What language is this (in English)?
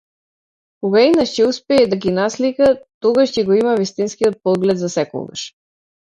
Macedonian